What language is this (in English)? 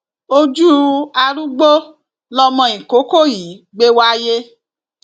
Yoruba